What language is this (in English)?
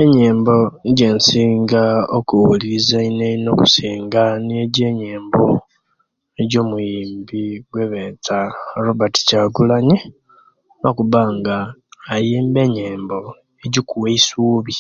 Kenyi